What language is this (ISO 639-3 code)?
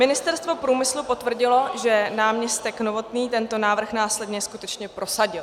ces